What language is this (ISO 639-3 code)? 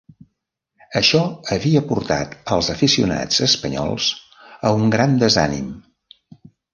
cat